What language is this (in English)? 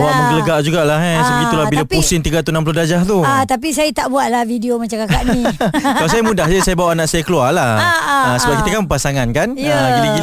Malay